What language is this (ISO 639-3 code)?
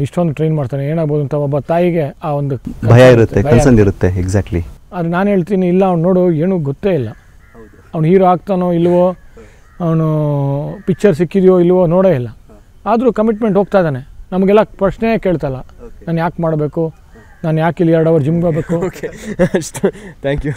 kan